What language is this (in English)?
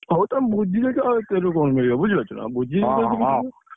Odia